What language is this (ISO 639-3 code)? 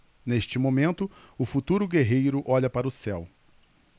por